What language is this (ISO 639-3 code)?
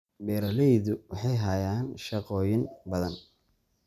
som